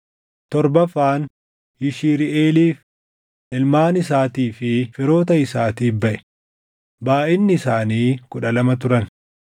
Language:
Oromo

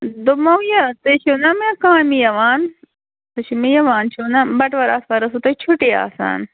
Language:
Kashmiri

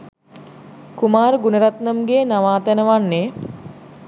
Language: Sinhala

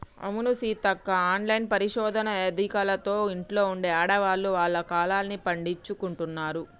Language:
Telugu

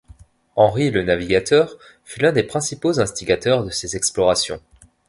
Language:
French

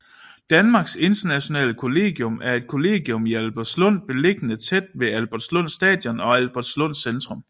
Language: Danish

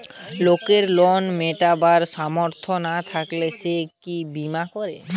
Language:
Bangla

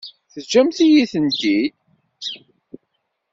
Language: Kabyle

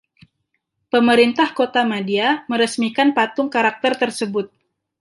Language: Indonesian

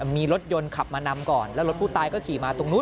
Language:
Thai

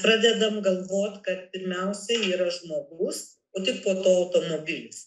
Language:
Lithuanian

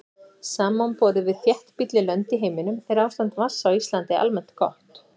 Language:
Icelandic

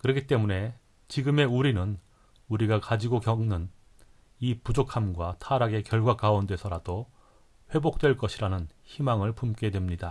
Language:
Korean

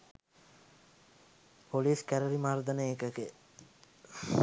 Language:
Sinhala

